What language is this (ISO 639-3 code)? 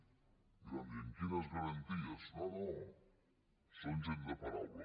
cat